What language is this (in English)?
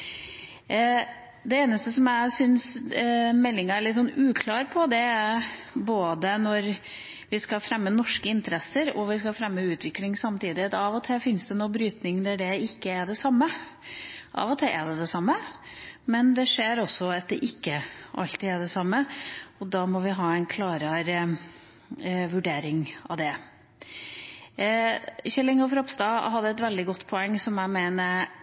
Norwegian Bokmål